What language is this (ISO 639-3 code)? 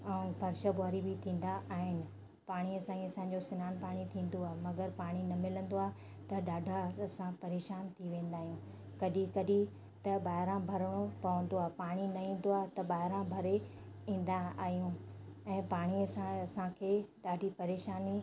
snd